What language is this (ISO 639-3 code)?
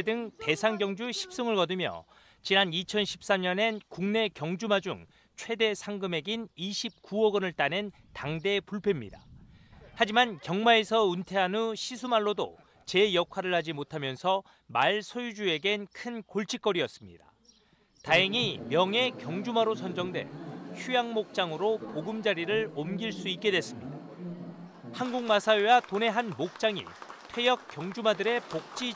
kor